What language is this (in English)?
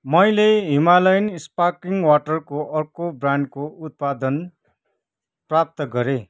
Nepali